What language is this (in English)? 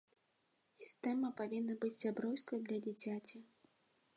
Belarusian